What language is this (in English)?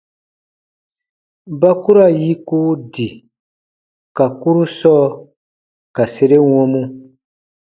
Baatonum